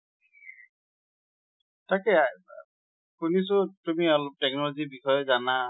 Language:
Assamese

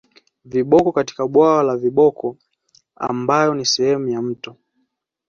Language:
Swahili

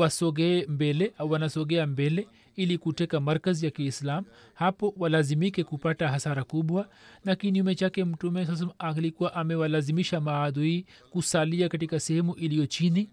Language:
Swahili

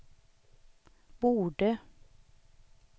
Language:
Swedish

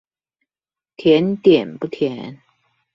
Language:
Chinese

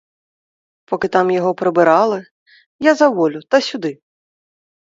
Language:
Ukrainian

